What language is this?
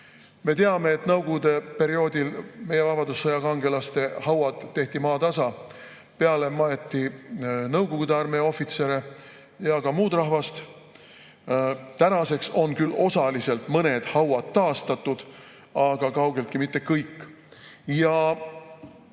Estonian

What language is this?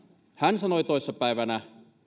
Finnish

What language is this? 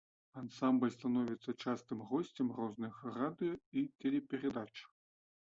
Belarusian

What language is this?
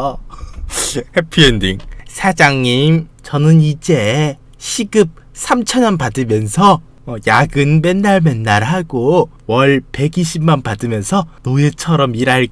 Korean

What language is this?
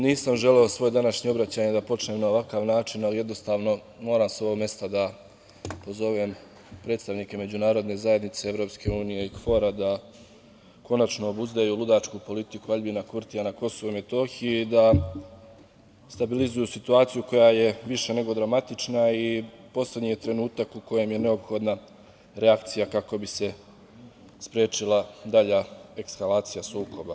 Serbian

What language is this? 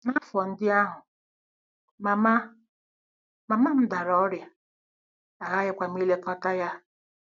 Igbo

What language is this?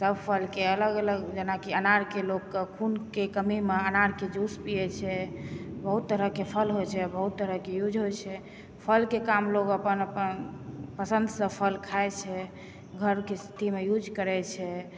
Maithili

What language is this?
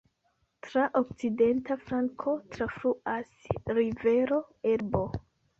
Esperanto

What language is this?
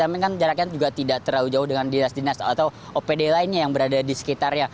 Indonesian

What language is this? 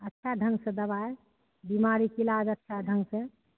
Maithili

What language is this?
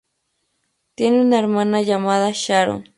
Spanish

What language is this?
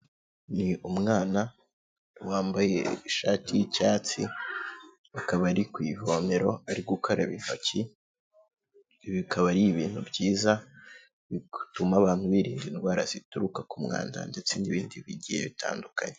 Kinyarwanda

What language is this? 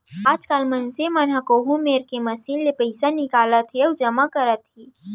Chhattisgarhi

